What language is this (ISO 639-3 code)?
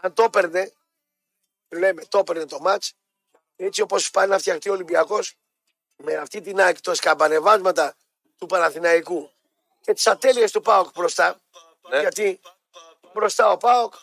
ell